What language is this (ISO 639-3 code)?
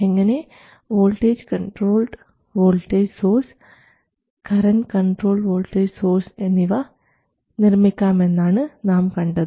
mal